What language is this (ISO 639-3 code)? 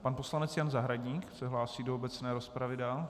ces